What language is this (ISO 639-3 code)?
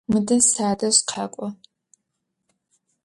ady